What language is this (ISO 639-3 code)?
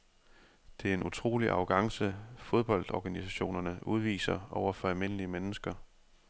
dan